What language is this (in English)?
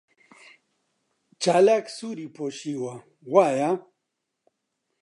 Central Kurdish